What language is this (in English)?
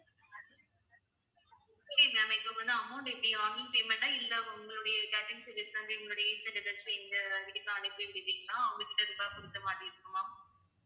Tamil